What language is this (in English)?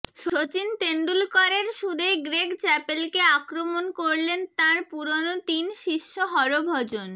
Bangla